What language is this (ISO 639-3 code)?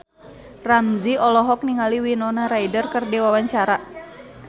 sun